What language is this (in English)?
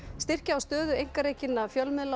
Icelandic